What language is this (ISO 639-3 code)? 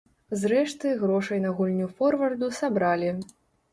bel